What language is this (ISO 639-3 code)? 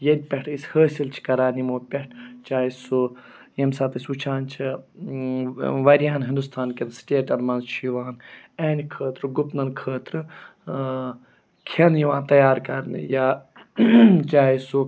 kas